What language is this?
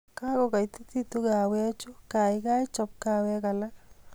Kalenjin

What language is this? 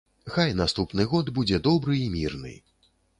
Belarusian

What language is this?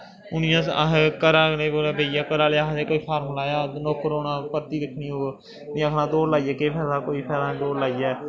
Dogri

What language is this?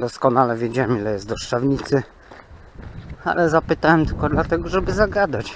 Polish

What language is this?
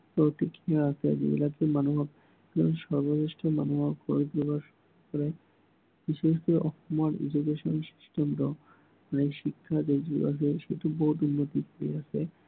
Assamese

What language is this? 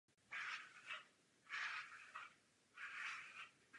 Czech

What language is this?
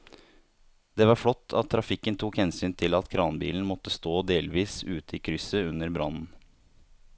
Norwegian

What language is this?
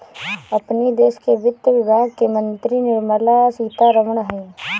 Bhojpuri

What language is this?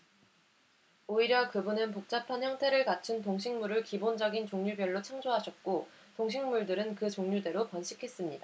Korean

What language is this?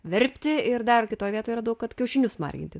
Lithuanian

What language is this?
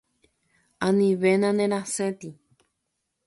Guarani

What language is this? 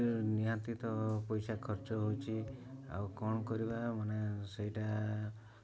Odia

